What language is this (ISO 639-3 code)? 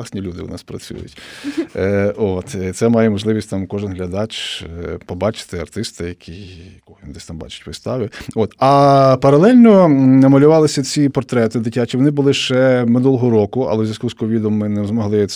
ukr